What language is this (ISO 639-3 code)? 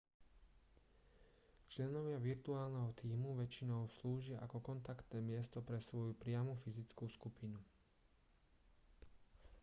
slk